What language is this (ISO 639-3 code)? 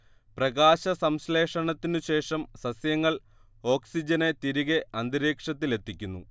mal